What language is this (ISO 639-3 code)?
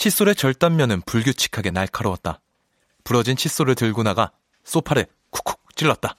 kor